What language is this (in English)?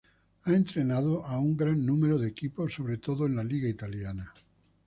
Spanish